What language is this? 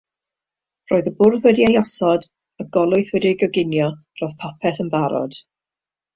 Welsh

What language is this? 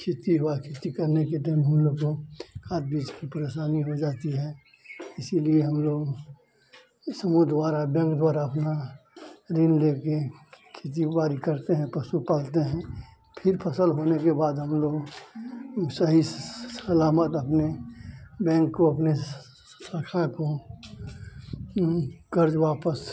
Hindi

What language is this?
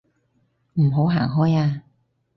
Cantonese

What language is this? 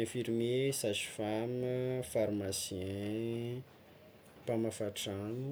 Tsimihety Malagasy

